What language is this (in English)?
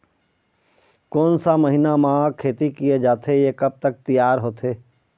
Chhattisgarhi